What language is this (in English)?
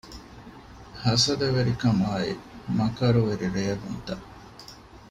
Divehi